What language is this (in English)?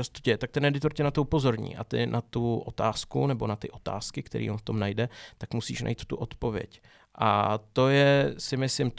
Czech